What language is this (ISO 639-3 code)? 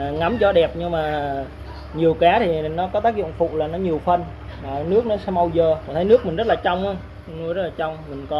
vie